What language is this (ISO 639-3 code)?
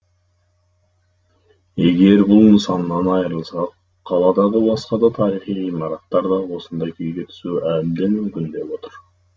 kaz